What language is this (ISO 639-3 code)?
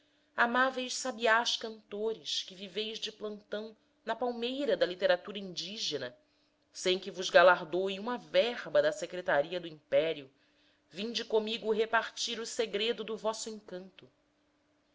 por